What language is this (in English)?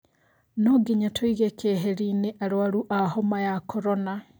Kikuyu